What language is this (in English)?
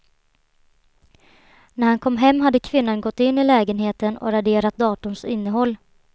Swedish